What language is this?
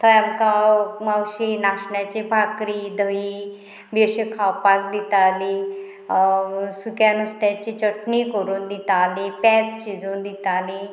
Konkani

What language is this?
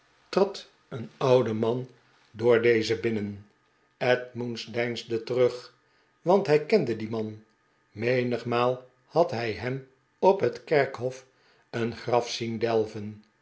Dutch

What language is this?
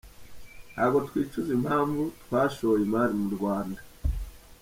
Kinyarwanda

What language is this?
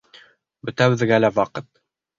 Bashkir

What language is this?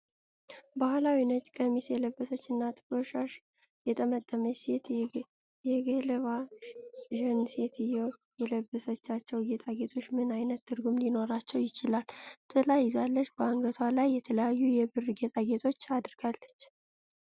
Amharic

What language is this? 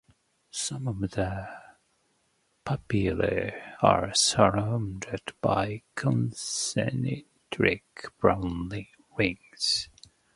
English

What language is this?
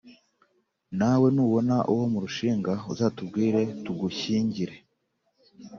Kinyarwanda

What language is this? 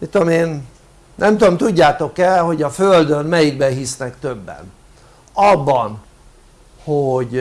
Hungarian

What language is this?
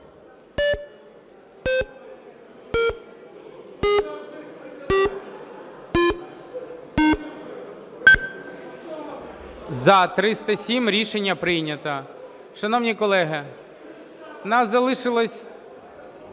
Ukrainian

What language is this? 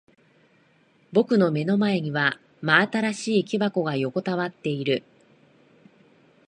Japanese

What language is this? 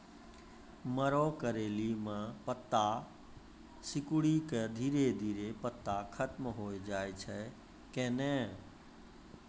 Maithili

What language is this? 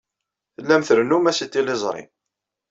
Kabyle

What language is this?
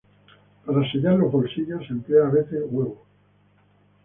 Spanish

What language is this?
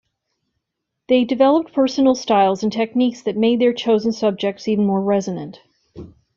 English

